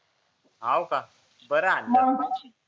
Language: Marathi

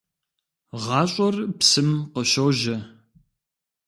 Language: Kabardian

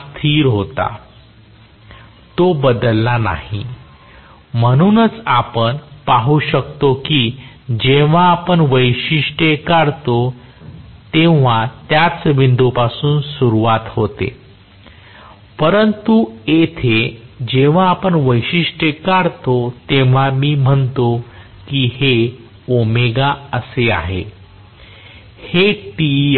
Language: Marathi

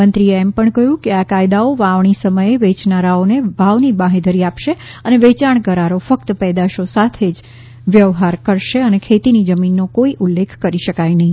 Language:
Gujarati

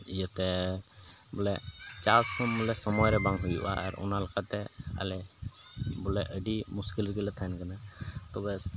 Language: Santali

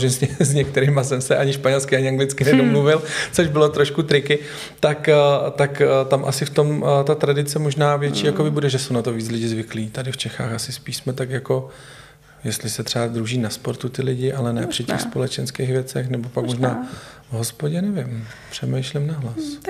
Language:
Czech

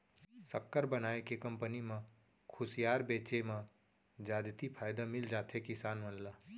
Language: Chhattisgarhi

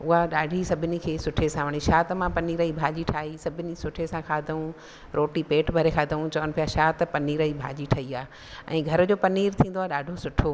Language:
Sindhi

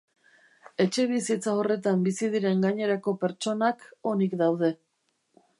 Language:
Basque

